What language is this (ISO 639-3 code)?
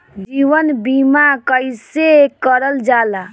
bho